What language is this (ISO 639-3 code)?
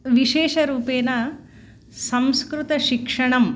san